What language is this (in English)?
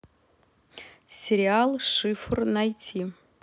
Russian